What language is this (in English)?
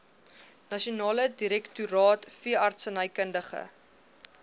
Afrikaans